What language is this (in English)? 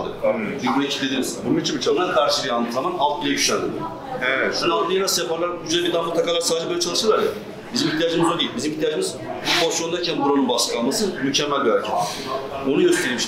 Turkish